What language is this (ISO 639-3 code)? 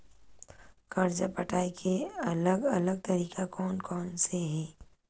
hne